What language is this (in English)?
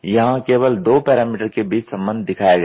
Hindi